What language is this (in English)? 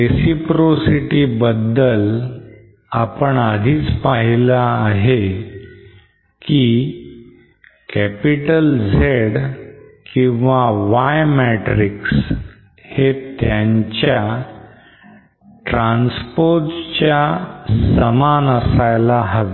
Marathi